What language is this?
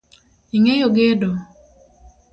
Luo (Kenya and Tanzania)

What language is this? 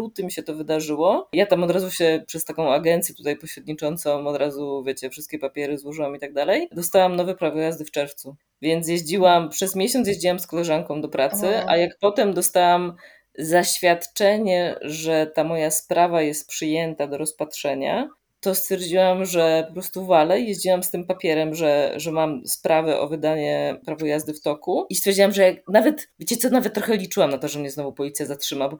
Polish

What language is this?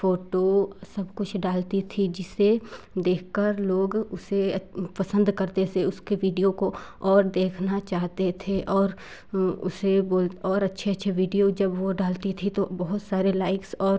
Hindi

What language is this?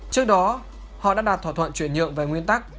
Vietnamese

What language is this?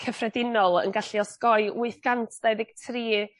Welsh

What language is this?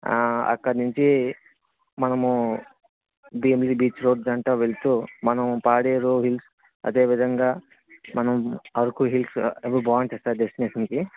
Telugu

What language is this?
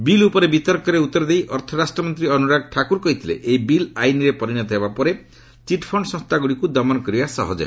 Odia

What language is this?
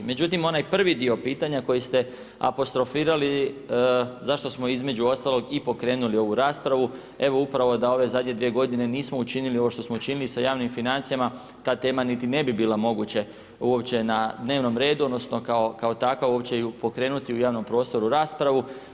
Croatian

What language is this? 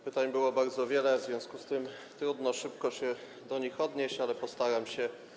Polish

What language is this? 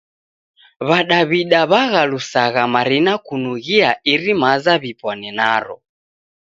Taita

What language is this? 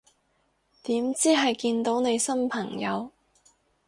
Cantonese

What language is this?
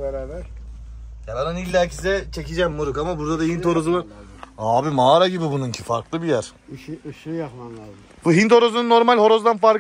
Turkish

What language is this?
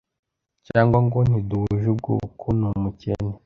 Kinyarwanda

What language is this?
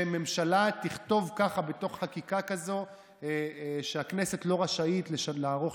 Hebrew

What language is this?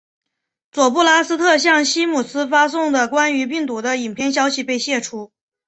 Chinese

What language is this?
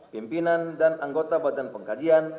Indonesian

